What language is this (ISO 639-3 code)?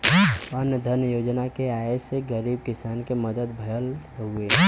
bho